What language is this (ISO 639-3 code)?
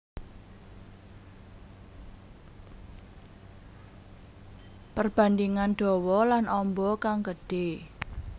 jav